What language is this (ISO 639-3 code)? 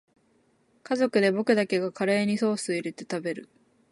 jpn